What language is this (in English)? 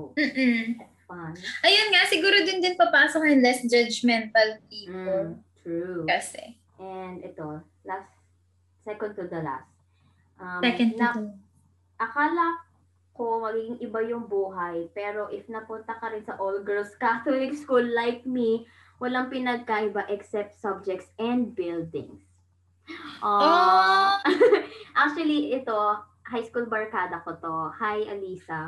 Filipino